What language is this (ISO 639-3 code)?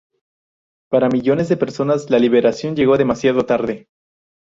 spa